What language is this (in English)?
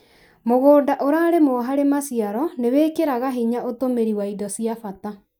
Kikuyu